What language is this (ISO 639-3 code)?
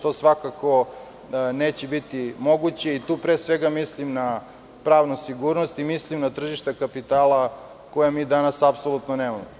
srp